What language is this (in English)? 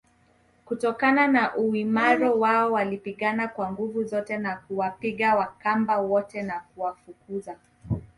Swahili